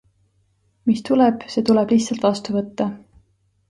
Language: Estonian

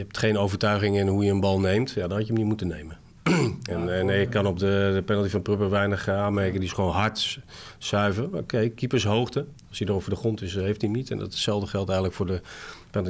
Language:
Dutch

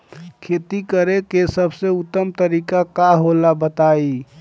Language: Bhojpuri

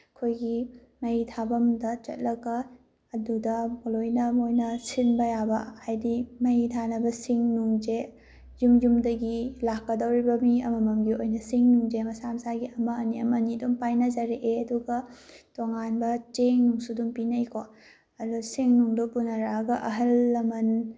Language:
Manipuri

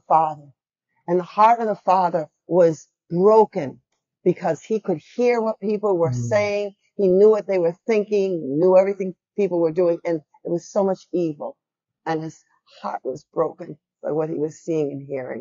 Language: English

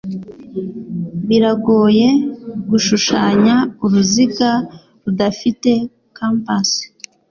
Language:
Kinyarwanda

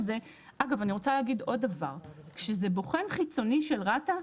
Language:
Hebrew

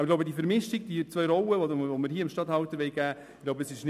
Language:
Swiss German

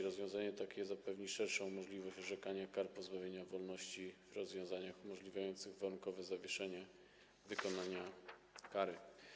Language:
Polish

